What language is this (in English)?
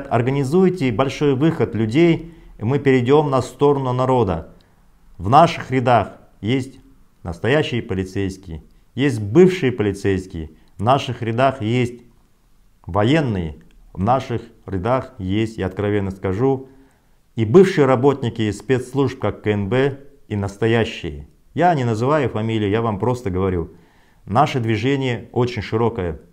Russian